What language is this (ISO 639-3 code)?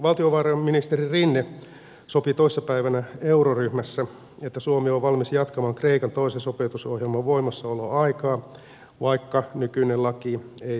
fin